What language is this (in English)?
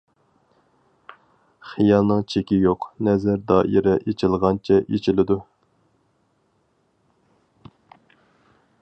Uyghur